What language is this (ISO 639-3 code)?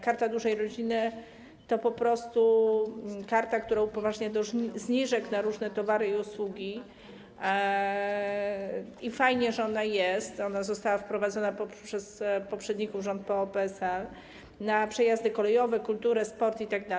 pol